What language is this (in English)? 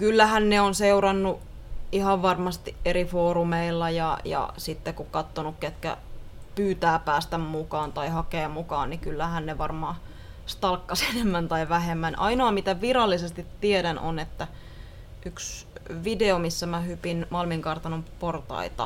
Finnish